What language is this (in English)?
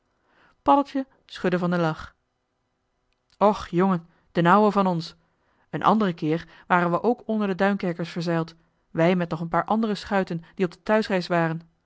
Dutch